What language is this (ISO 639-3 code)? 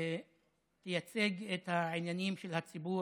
heb